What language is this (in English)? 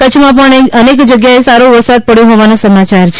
Gujarati